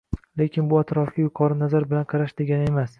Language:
Uzbek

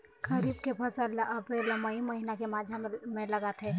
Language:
Chhattisgarhi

